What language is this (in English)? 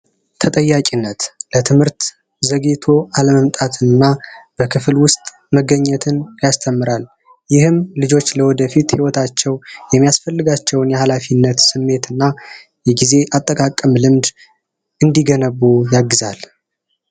Amharic